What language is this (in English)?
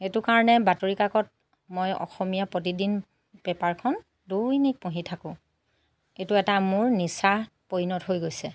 Assamese